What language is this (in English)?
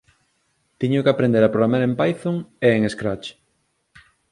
Galician